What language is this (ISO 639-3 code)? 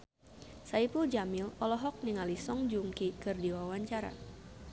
sun